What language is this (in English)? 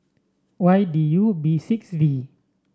English